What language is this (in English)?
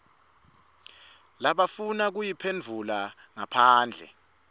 Swati